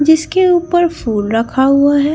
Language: Hindi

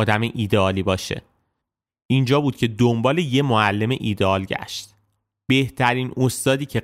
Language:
Persian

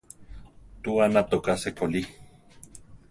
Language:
Central Tarahumara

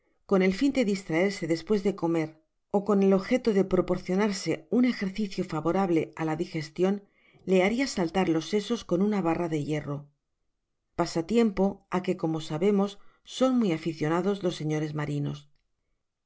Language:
Spanish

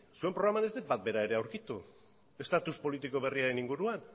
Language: Basque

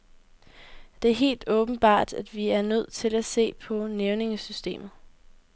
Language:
Danish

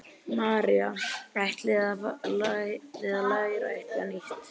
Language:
Icelandic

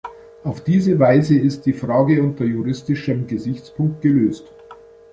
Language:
German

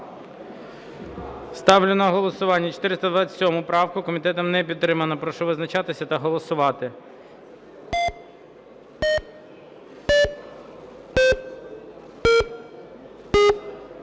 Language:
Ukrainian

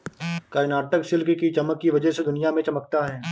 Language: Hindi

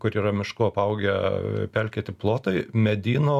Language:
Lithuanian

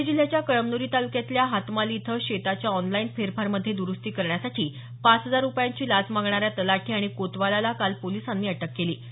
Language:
Marathi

